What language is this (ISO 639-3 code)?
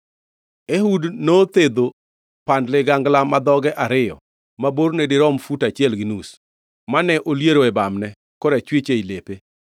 luo